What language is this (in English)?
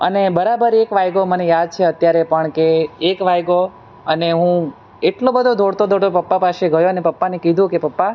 Gujarati